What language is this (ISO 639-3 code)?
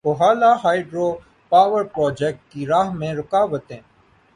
urd